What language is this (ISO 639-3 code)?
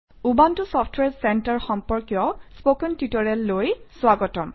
asm